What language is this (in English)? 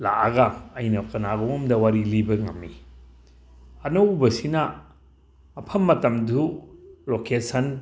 Manipuri